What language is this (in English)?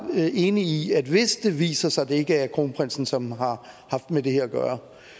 Danish